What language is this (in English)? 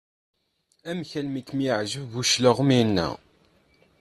Kabyle